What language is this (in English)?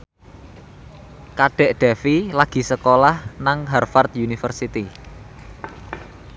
Javanese